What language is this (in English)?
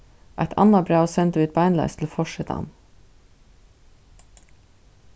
Faroese